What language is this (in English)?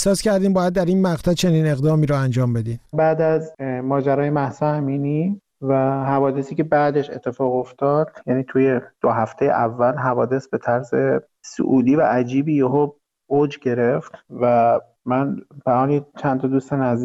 Persian